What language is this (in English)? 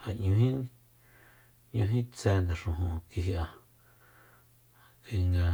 Soyaltepec Mazatec